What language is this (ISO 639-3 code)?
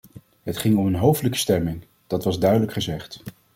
nld